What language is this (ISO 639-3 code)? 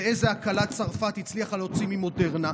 heb